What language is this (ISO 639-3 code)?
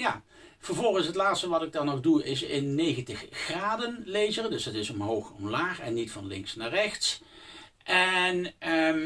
nld